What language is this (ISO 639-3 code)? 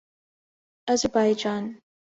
urd